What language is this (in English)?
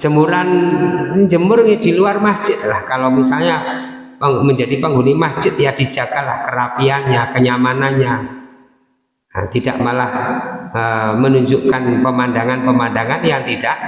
Indonesian